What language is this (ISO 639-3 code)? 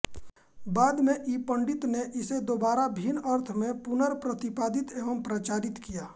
hin